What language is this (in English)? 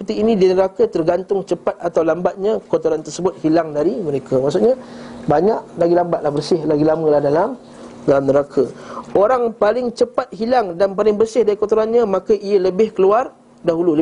Malay